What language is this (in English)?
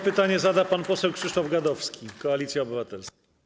Polish